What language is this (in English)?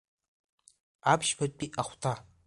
Abkhazian